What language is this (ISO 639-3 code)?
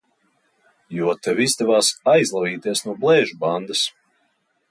lav